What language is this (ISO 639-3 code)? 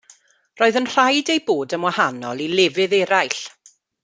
cym